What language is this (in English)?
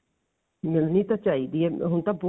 Punjabi